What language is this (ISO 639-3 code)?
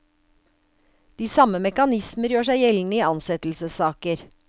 nor